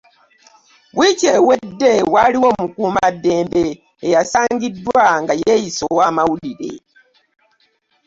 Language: Ganda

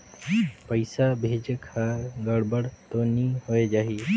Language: Chhattisgarhi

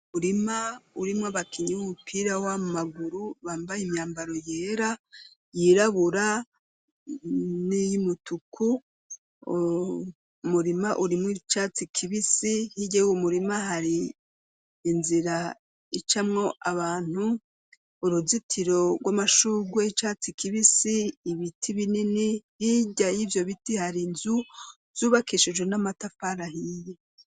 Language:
Rundi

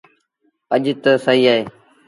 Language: Sindhi Bhil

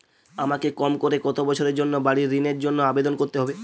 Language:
Bangla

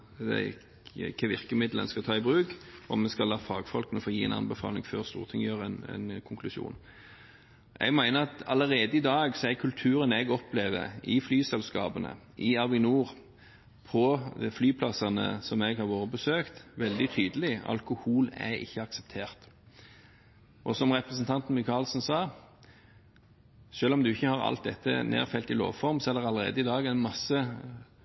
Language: Norwegian Bokmål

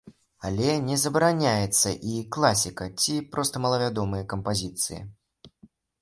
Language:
Belarusian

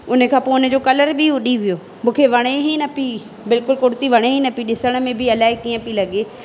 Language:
Sindhi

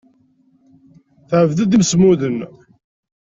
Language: Kabyle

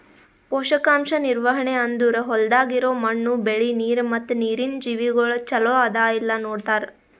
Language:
Kannada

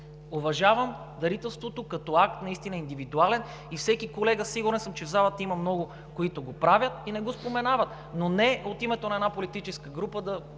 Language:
Bulgarian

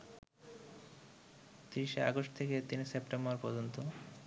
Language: Bangla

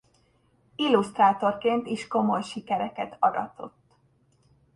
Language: Hungarian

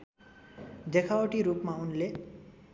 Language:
Nepali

